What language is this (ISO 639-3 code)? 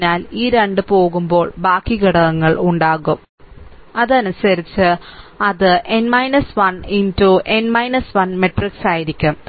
mal